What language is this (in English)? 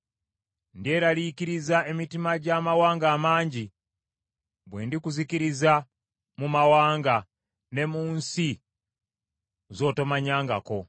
Ganda